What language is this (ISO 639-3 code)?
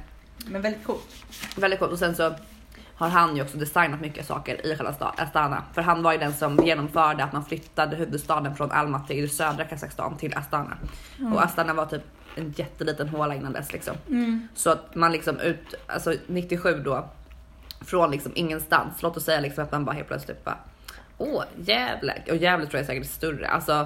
swe